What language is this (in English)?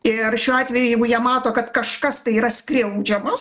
Lithuanian